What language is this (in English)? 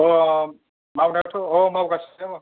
Bodo